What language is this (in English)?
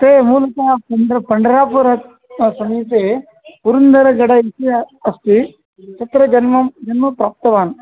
Sanskrit